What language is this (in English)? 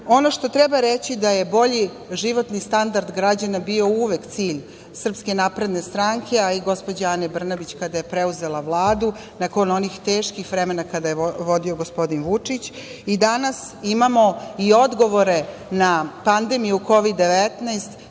Serbian